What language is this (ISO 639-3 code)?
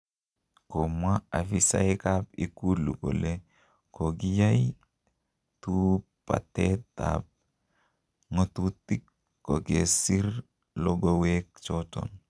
kln